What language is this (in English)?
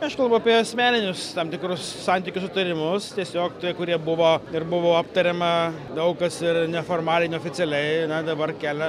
Lithuanian